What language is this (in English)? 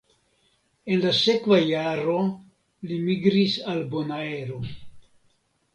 Esperanto